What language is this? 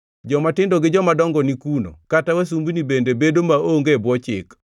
Luo (Kenya and Tanzania)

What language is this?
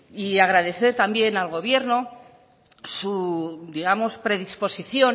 Spanish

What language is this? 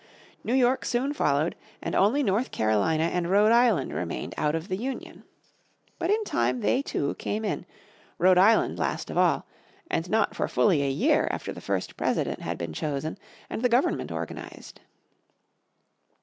English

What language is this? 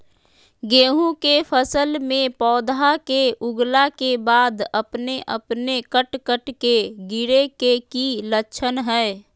Magahi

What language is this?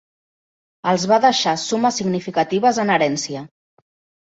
Catalan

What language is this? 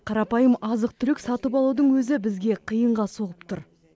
Kazakh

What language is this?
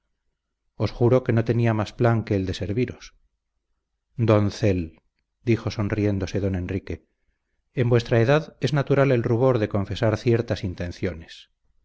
Spanish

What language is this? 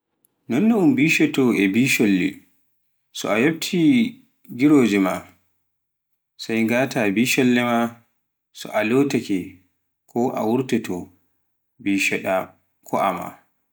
Pular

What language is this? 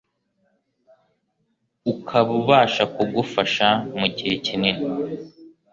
Kinyarwanda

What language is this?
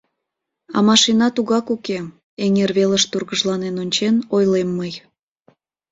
Mari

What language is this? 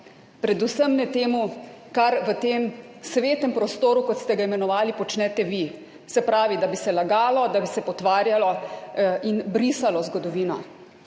Slovenian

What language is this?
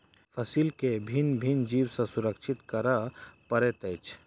Maithili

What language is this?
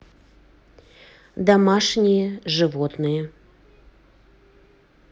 Russian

